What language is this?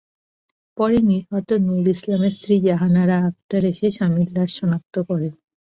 Bangla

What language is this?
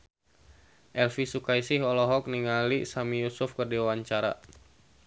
Sundanese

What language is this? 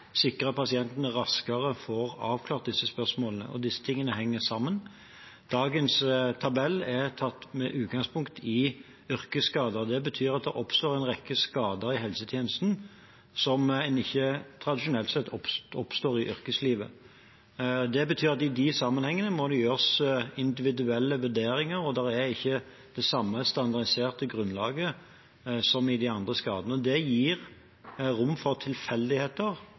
Norwegian Bokmål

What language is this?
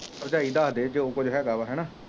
Punjabi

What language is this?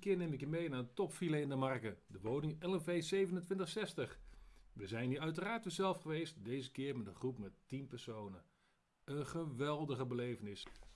Dutch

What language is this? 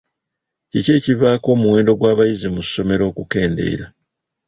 Ganda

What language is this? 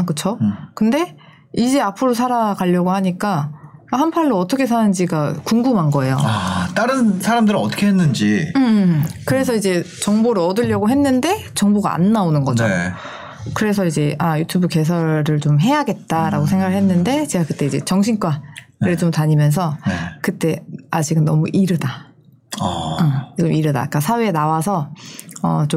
Korean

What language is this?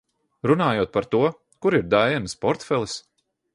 Latvian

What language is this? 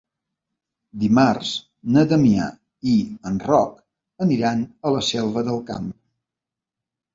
Catalan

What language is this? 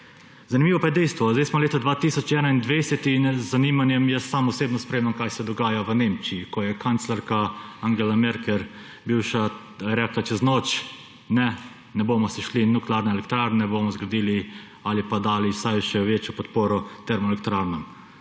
Slovenian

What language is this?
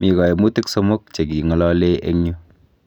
Kalenjin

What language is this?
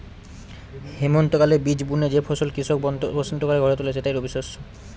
Bangla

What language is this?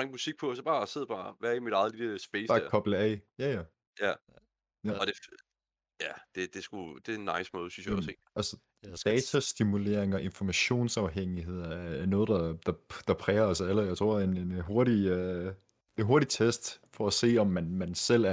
Danish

